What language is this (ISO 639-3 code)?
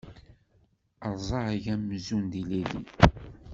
kab